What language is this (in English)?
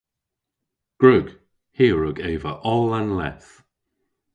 Cornish